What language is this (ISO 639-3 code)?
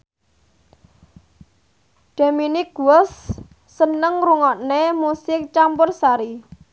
jav